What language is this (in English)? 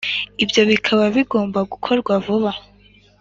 Kinyarwanda